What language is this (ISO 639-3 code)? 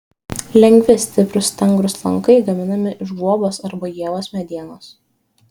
lit